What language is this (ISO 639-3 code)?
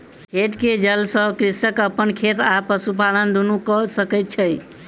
mai